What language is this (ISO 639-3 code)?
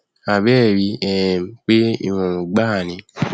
yor